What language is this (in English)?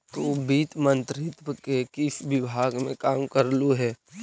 Magahi